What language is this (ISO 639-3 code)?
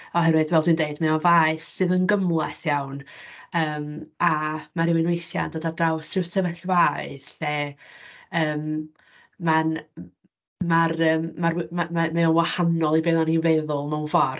cym